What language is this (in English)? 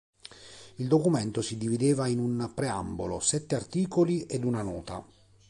Italian